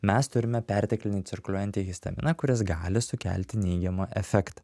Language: Lithuanian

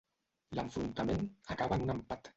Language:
Catalan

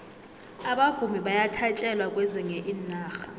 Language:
South Ndebele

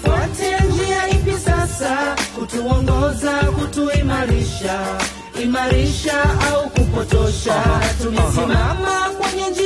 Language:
Swahili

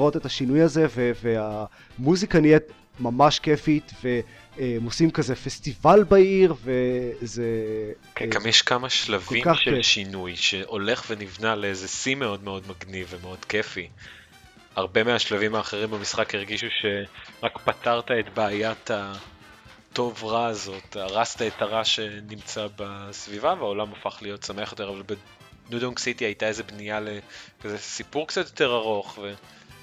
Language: Hebrew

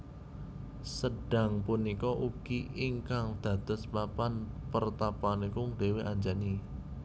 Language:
Javanese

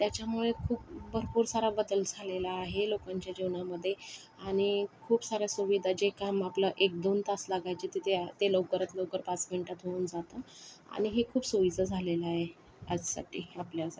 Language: Marathi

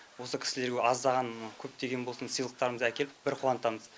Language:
Kazakh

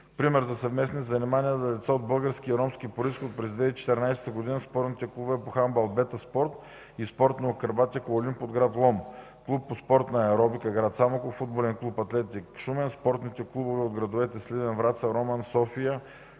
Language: Bulgarian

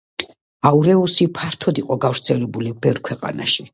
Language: Georgian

